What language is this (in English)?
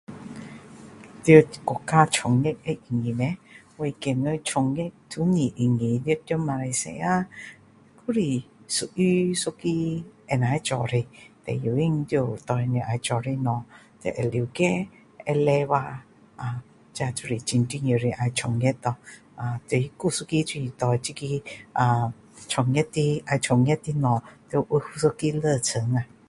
Min Dong Chinese